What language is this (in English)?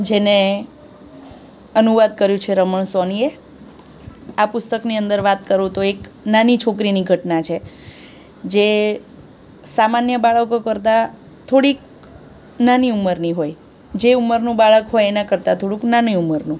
Gujarati